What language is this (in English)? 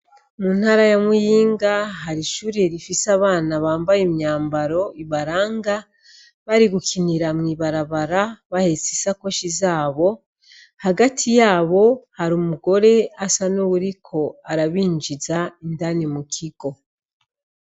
Rundi